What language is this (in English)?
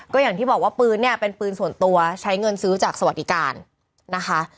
Thai